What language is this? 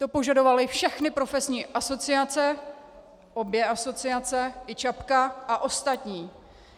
Czech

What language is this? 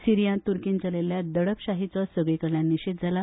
Konkani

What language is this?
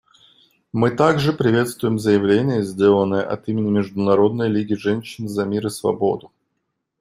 Russian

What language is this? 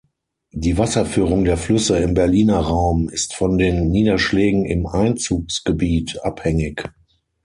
German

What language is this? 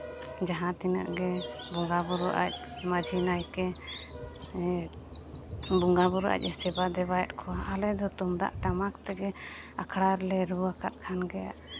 Santali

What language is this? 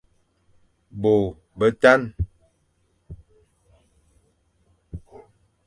Fang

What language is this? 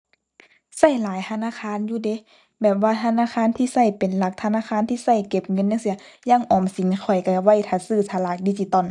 Thai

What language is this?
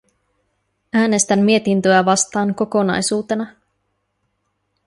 Finnish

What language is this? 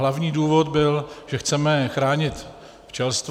Czech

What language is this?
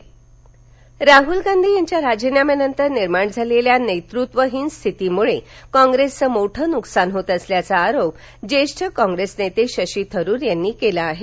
Marathi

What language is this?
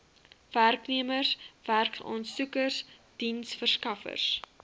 Afrikaans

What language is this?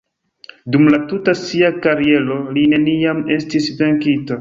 Esperanto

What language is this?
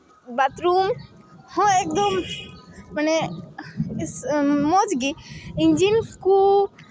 Santali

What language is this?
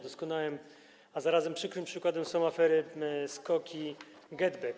Polish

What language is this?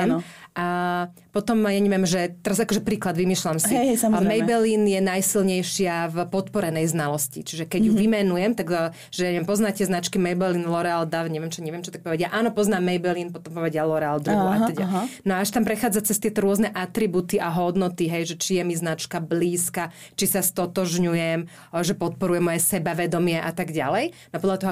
Slovak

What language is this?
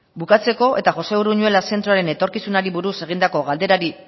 Basque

